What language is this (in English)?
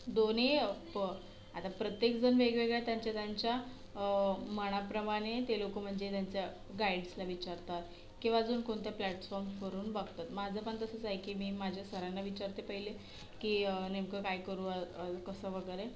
Marathi